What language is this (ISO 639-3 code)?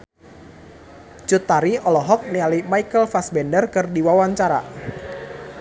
sun